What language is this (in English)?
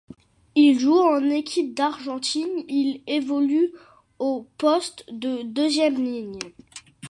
French